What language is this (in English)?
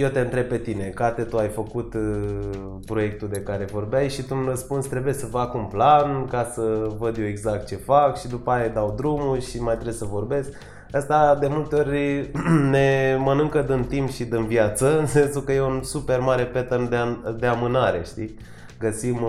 Romanian